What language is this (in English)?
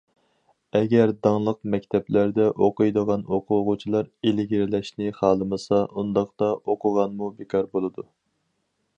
Uyghur